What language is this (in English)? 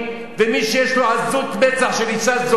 Hebrew